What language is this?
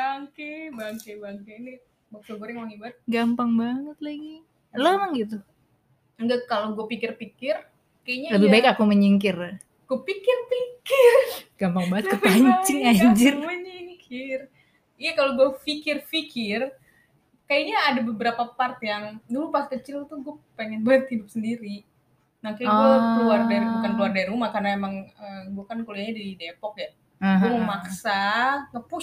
Indonesian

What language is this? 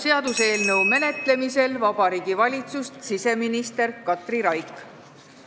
Estonian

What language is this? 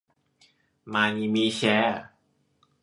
Thai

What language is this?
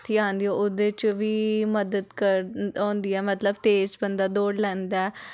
Dogri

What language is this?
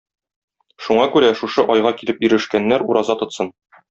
Tatar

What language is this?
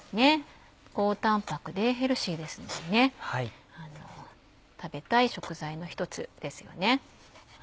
Japanese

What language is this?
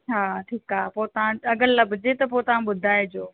Sindhi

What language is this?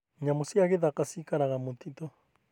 Kikuyu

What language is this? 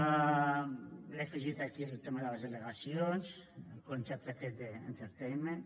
Catalan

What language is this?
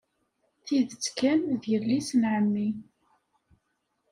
Kabyle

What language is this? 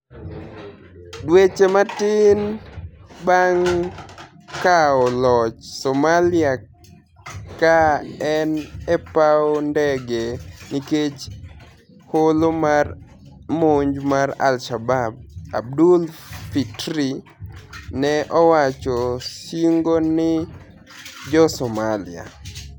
Luo (Kenya and Tanzania)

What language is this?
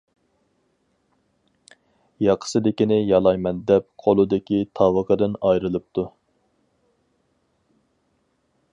Uyghur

